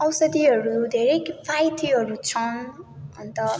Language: Nepali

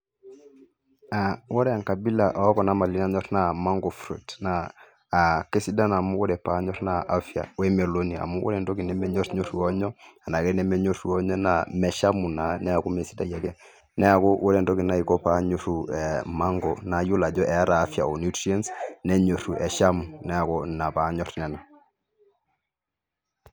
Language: Masai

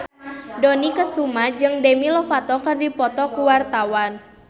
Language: Sundanese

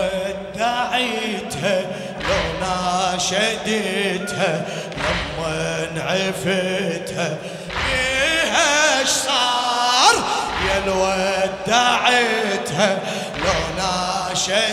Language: Arabic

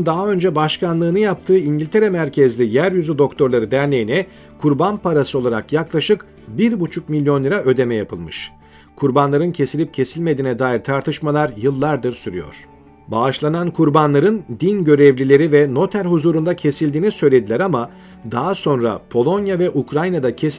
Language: Turkish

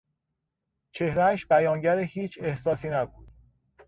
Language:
Persian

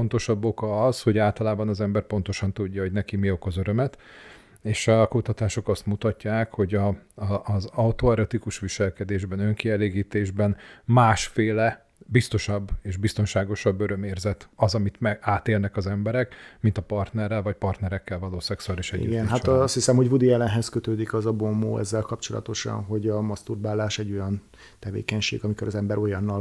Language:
Hungarian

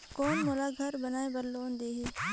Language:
Chhattisgarhi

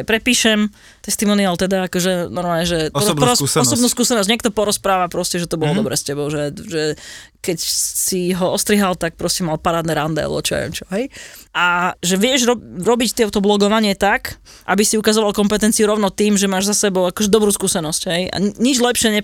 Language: Slovak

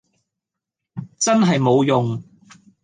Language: Cantonese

